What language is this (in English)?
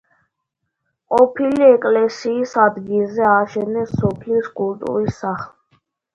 Georgian